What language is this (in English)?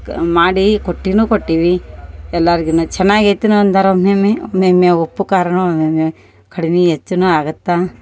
Kannada